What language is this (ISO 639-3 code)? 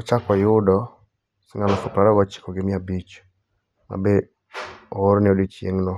luo